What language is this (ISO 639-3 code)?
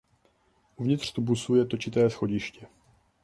ces